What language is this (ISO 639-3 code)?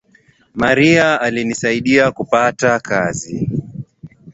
swa